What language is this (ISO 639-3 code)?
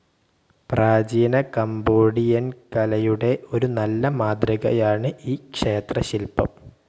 mal